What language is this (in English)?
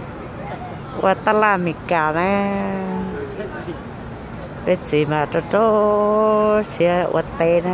Thai